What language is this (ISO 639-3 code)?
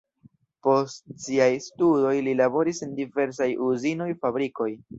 epo